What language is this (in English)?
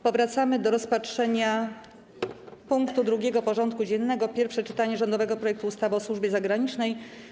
Polish